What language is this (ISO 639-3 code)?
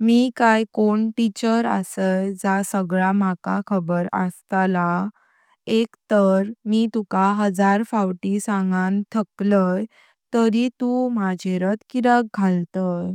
kok